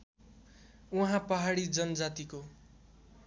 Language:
Nepali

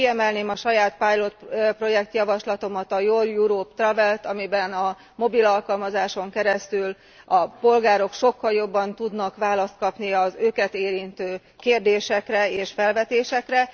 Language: Hungarian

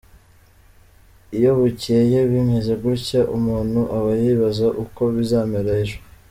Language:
Kinyarwanda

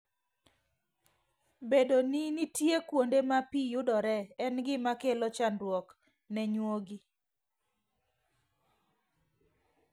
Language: Luo (Kenya and Tanzania)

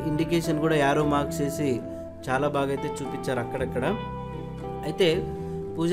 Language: Telugu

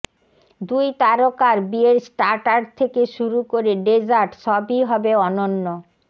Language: Bangla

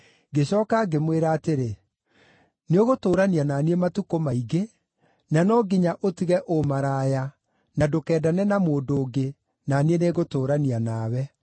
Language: Kikuyu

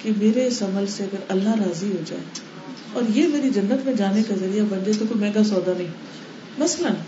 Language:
Urdu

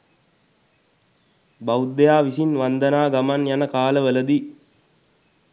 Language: Sinhala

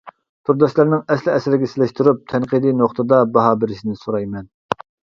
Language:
Uyghur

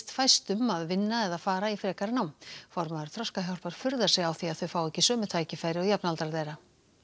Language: Icelandic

